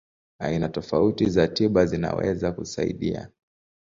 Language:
Swahili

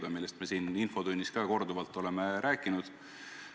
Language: Estonian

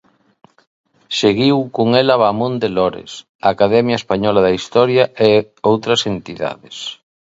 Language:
Galician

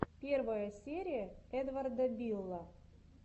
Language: Russian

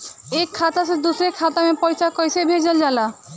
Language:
Bhojpuri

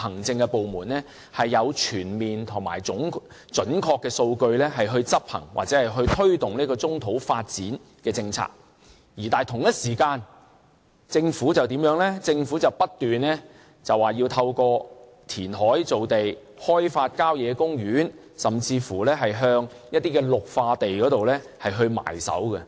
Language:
Cantonese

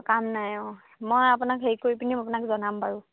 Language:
Assamese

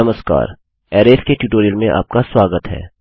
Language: Hindi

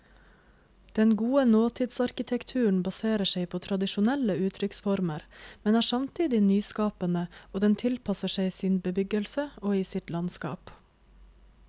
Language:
Norwegian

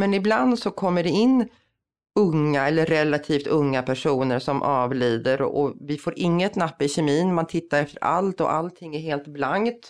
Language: Swedish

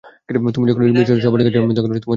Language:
Bangla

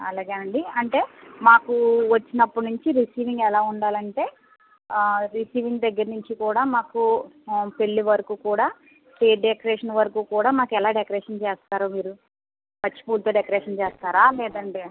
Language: Telugu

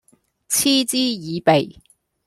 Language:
Cantonese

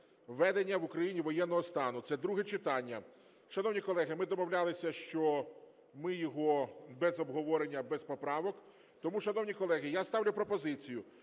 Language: Ukrainian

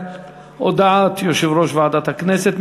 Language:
Hebrew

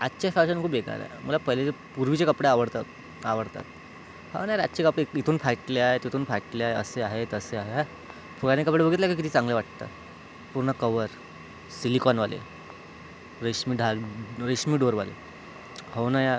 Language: Marathi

